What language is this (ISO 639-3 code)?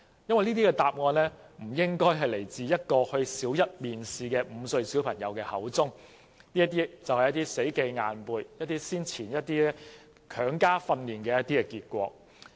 yue